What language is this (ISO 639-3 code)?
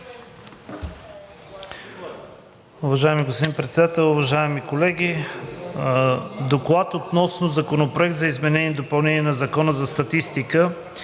bul